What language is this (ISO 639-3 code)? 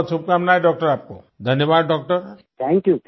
hin